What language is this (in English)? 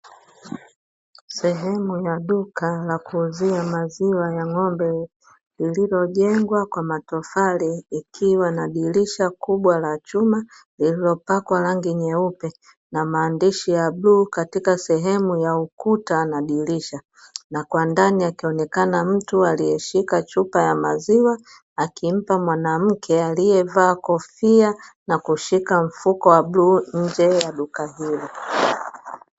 Swahili